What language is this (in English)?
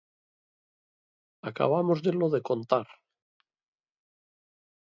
Galician